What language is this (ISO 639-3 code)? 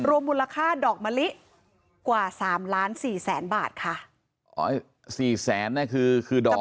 tha